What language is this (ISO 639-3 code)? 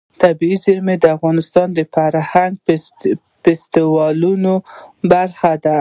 pus